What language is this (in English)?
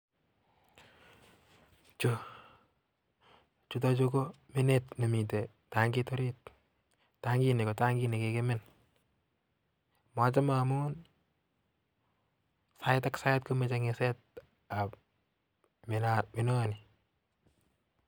Kalenjin